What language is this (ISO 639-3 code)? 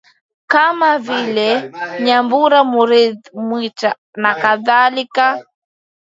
swa